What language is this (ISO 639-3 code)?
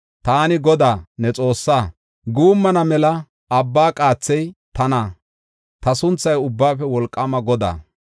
gof